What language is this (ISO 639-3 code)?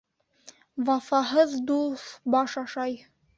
bak